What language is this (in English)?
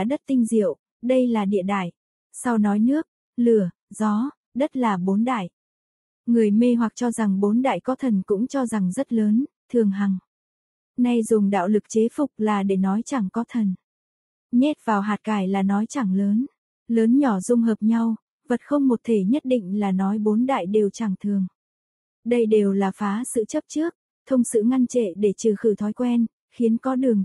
Vietnamese